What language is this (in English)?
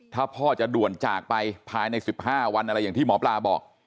Thai